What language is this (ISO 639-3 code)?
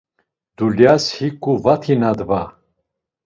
lzz